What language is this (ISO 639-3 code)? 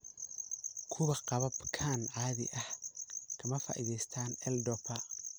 som